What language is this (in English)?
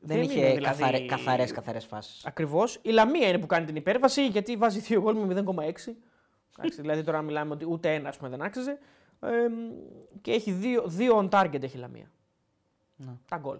Greek